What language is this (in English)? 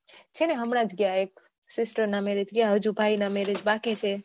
Gujarati